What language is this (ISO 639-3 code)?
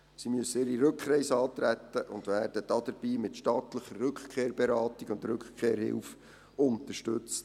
gsw